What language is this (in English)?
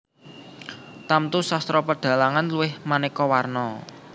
Javanese